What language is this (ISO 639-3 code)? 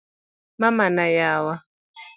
luo